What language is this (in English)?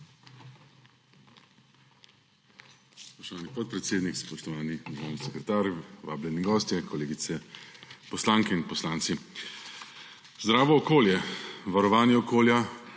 Slovenian